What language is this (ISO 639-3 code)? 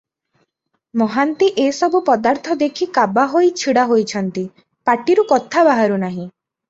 ori